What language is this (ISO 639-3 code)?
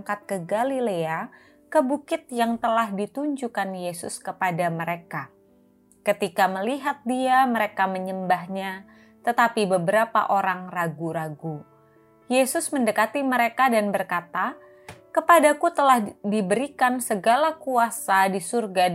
ind